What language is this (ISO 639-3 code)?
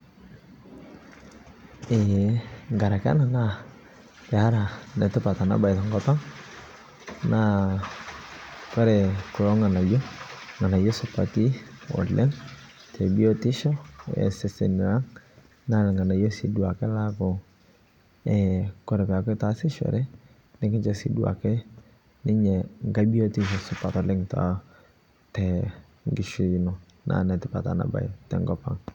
mas